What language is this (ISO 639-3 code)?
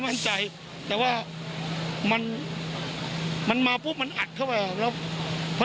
tha